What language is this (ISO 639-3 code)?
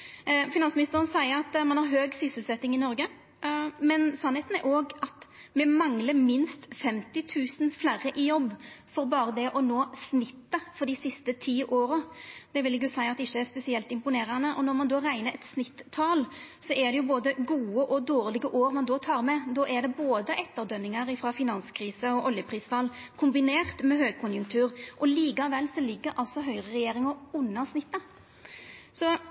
nno